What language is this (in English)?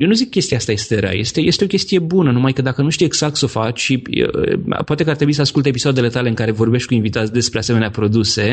Romanian